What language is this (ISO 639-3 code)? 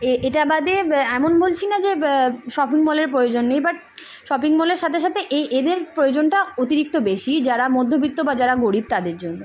ben